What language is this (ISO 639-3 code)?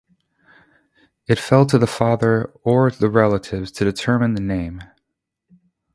eng